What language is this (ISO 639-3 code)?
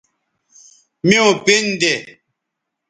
btv